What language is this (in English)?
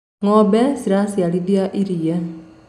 Kikuyu